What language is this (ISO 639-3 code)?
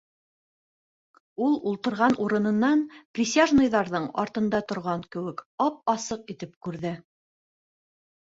bak